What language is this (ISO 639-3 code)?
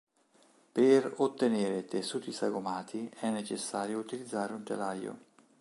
ita